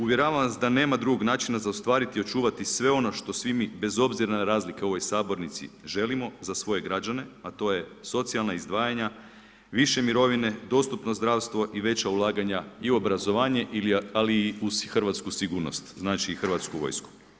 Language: Croatian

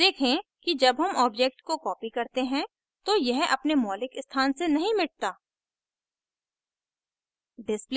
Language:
Hindi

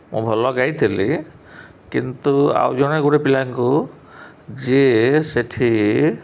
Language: Odia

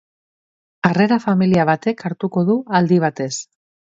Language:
Basque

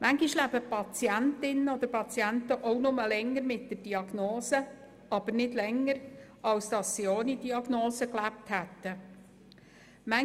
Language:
Swiss German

